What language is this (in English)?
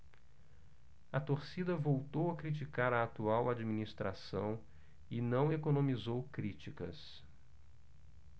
Portuguese